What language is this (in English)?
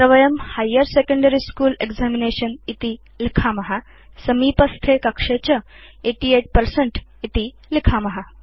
Sanskrit